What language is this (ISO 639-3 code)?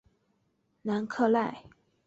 zho